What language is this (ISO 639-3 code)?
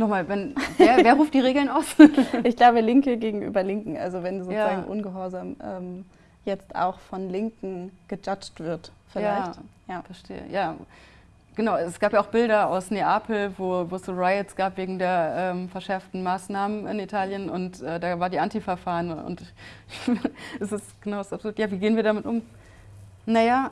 deu